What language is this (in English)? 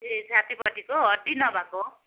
Nepali